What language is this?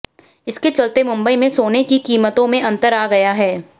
Hindi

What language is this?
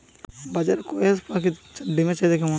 Bangla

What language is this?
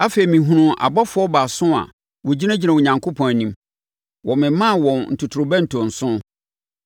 Akan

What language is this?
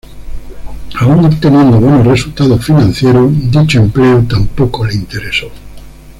Spanish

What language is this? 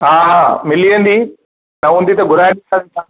Sindhi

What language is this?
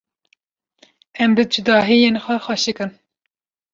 Kurdish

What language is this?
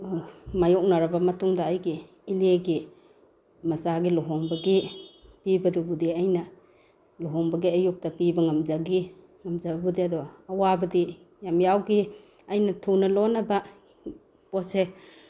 Manipuri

